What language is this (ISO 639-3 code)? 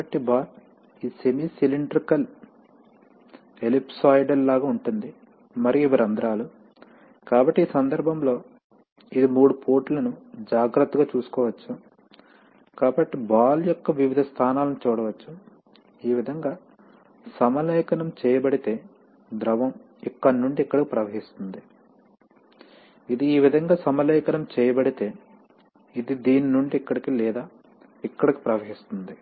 tel